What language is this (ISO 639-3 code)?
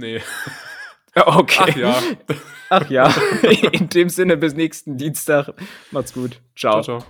deu